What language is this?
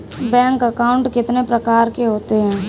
Hindi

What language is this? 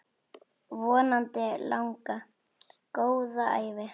Icelandic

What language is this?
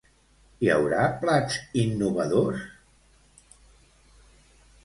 Catalan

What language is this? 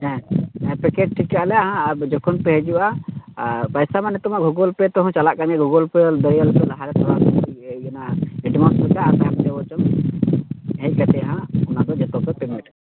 Santali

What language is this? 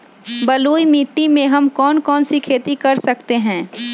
Magahi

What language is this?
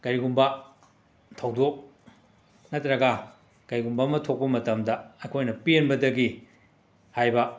Manipuri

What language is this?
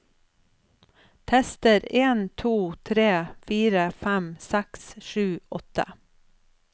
Norwegian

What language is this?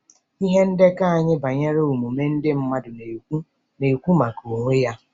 Igbo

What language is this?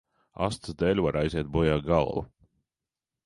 Latvian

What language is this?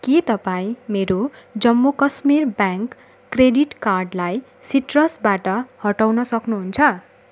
Nepali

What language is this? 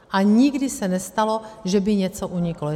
Czech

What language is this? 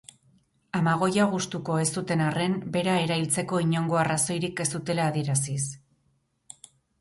Basque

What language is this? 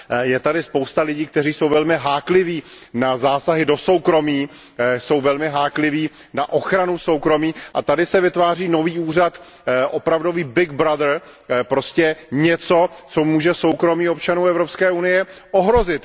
Czech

